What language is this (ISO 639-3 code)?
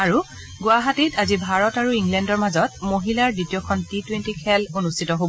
asm